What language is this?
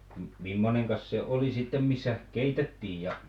Finnish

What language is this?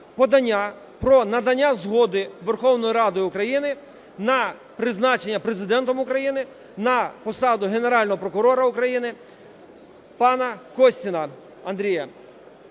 Ukrainian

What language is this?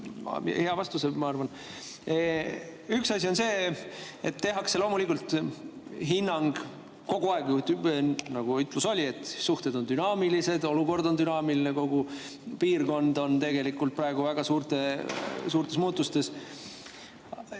Estonian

